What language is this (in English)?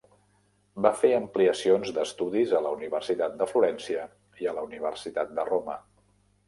Catalan